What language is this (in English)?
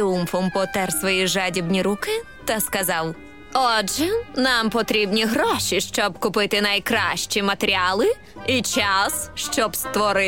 Ukrainian